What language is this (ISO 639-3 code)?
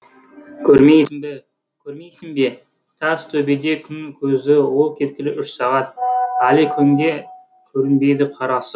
kaz